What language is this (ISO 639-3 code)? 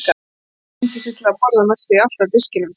isl